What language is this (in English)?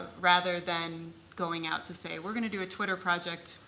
English